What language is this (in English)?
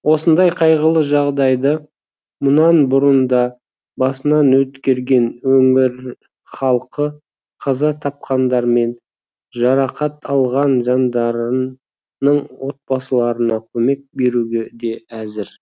Kazakh